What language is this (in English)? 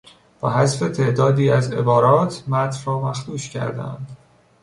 Persian